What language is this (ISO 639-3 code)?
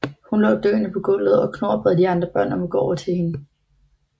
dan